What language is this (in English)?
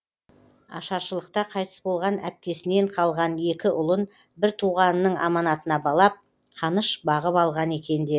Kazakh